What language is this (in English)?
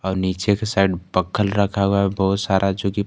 Hindi